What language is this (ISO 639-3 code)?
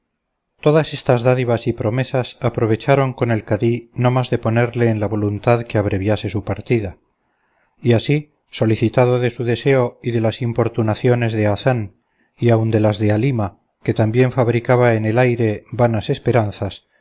spa